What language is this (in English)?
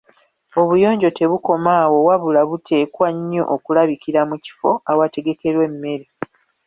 Ganda